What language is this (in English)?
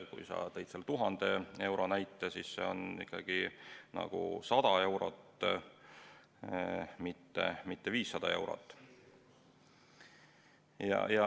Estonian